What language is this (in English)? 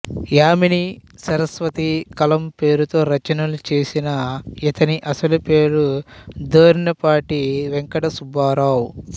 Telugu